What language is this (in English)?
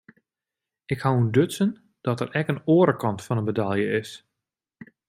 Western Frisian